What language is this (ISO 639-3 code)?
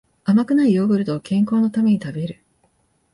jpn